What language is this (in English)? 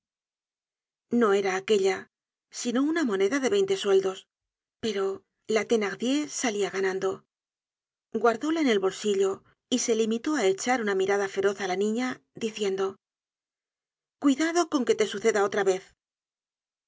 Spanish